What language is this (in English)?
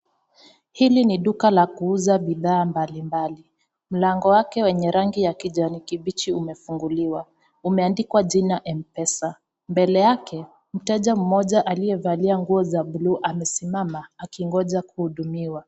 Swahili